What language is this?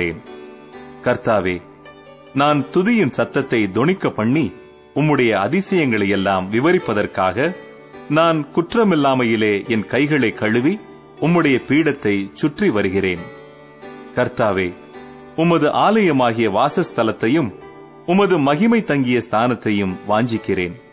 Tamil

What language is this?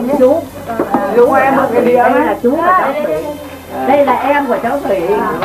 Vietnamese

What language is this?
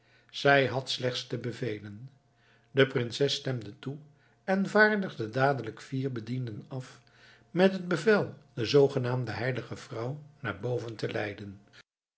Dutch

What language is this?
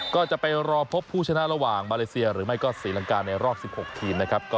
Thai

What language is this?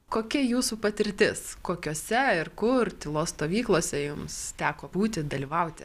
Lithuanian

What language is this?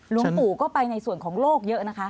Thai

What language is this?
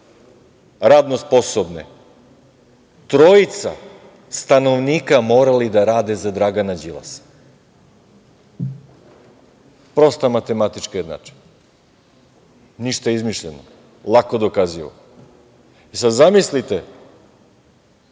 Serbian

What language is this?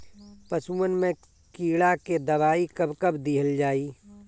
Bhojpuri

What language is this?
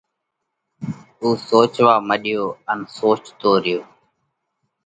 Parkari Koli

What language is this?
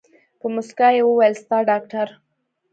Pashto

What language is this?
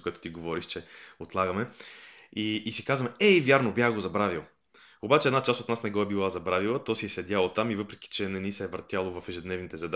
Bulgarian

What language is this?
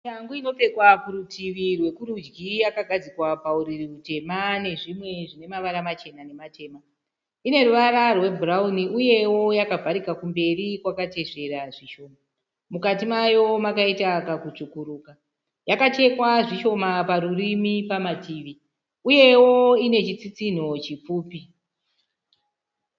Shona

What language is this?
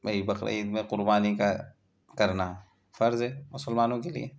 Urdu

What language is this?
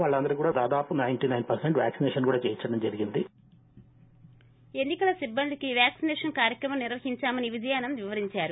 Telugu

